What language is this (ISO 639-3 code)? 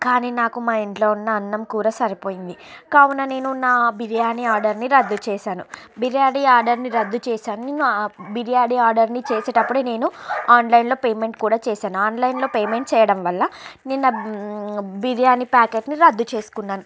tel